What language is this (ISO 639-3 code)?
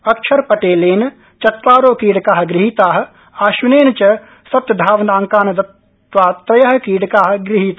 san